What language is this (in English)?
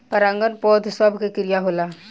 Bhojpuri